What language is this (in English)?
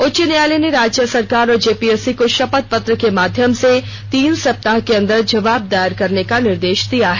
Hindi